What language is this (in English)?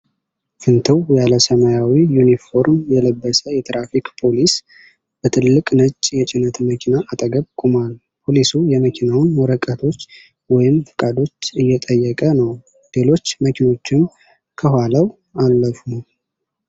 Amharic